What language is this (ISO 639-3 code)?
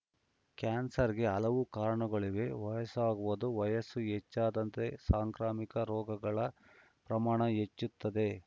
kan